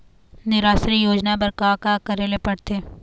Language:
Chhattisgarhi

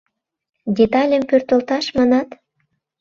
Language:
Mari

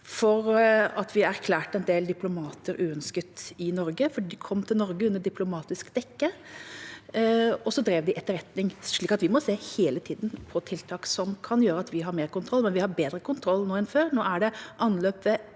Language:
Norwegian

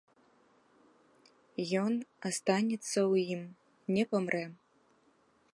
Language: Belarusian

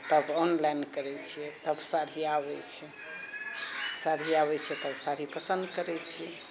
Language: Maithili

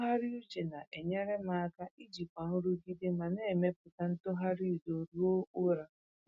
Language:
Igbo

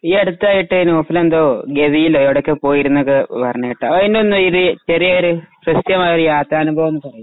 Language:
Malayalam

